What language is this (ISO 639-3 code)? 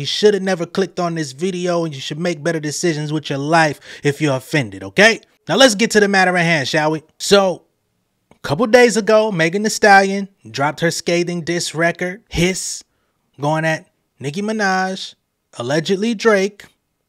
eng